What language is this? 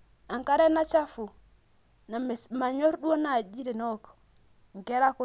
Masai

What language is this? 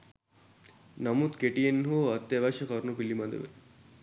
Sinhala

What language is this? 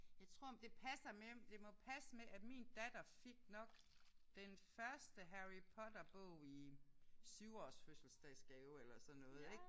Danish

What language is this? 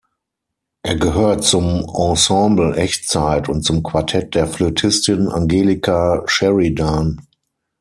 German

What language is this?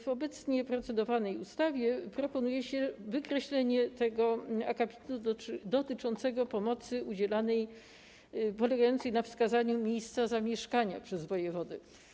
Polish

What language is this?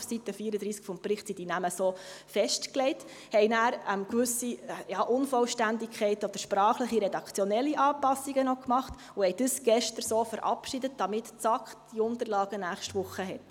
Swiss German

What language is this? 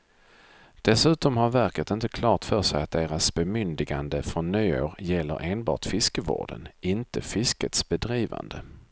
Swedish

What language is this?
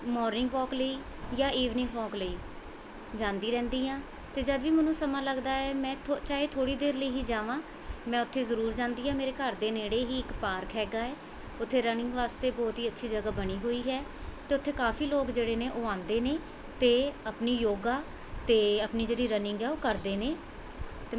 Punjabi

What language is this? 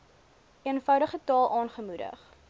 Afrikaans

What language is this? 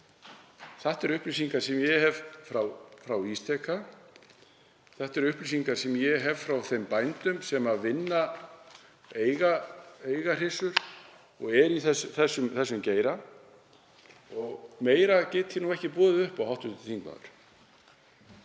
Icelandic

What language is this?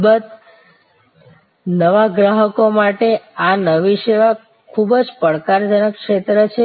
Gujarati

